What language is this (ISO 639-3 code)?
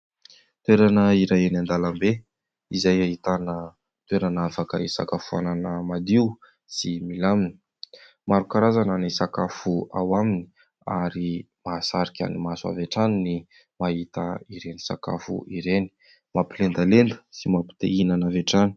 mlg